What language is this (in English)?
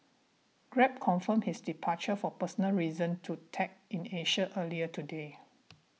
English